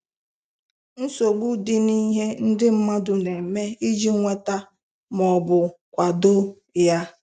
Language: Igbo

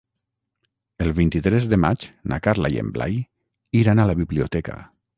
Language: Catalan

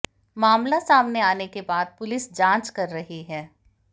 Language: Hindi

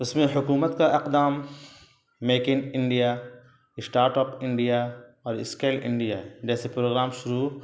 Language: Urdu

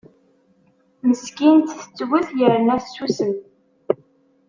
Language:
Kabyle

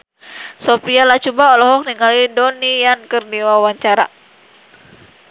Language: Sundanese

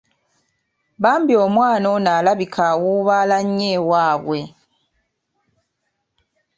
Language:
Ganda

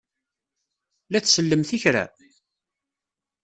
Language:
Kabyle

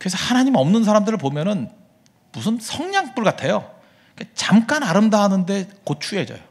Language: Korean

